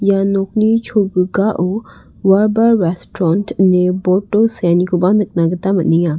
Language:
Garo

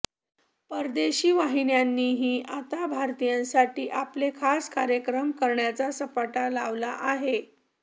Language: Marathi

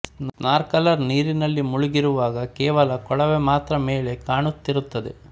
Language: Kannada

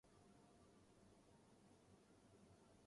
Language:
Urdu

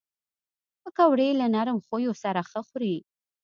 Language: Pashto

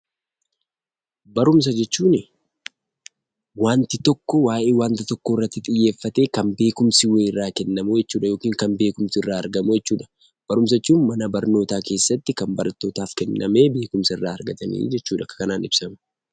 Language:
Oromo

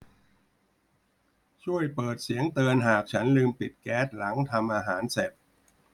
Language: Thai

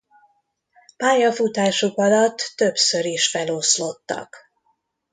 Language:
Hungarian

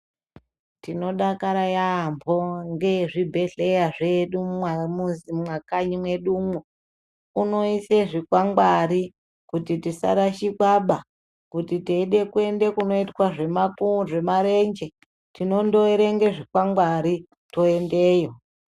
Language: Ndau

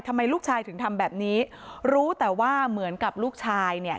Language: Thai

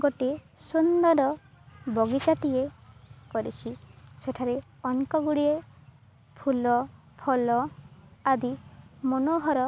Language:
Odia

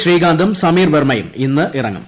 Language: Malayalam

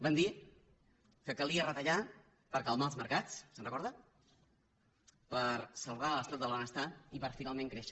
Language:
Catalan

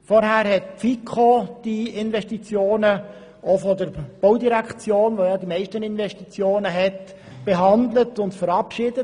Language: Swiss German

